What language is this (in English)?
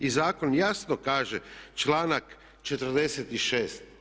Croatian